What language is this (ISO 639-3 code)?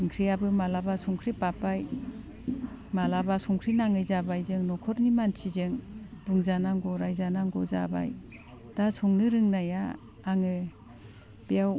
brx